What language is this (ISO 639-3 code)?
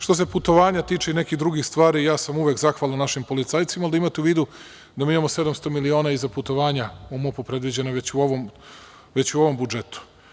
srp